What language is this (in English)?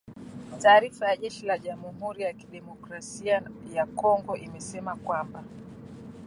Swahili